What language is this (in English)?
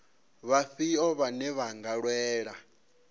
Venda